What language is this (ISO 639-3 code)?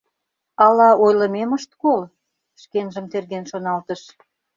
chm